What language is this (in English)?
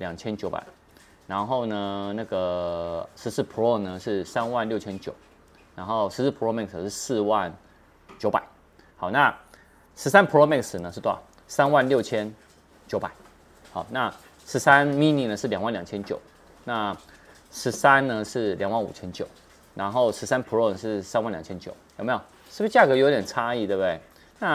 Chinese